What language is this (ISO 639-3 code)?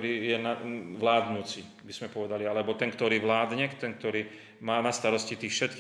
slk